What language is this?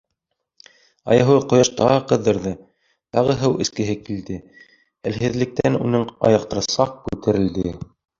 Bashkir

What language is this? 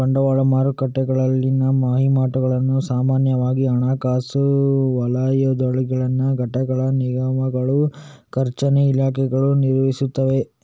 Kannada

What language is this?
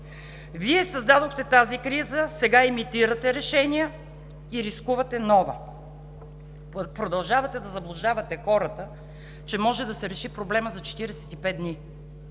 Bulgarian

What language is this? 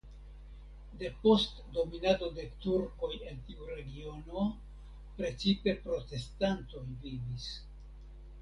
Esperanto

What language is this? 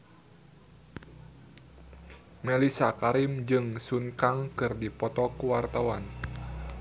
Sundanese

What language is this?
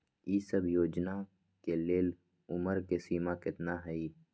Magahi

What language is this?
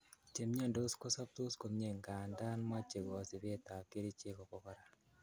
Kalenjin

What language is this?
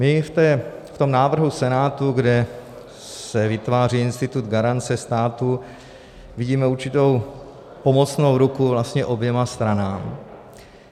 Czech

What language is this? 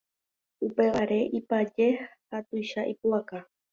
Guarani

